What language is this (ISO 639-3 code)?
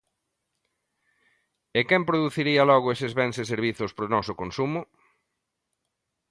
glg